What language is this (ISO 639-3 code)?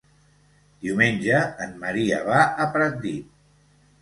cat